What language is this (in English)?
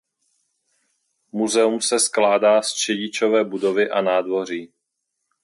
Czech